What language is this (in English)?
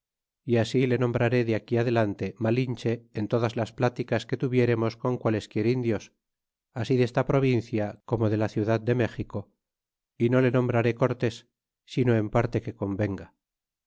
Spanish